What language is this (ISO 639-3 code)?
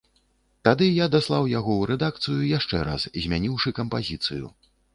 bel